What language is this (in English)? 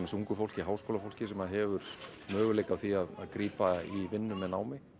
Icelandic